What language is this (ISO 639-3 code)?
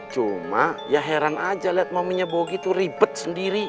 ind